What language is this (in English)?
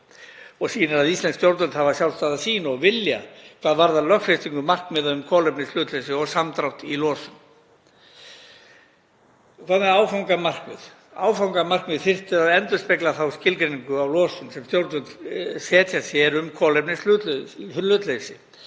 Icelandic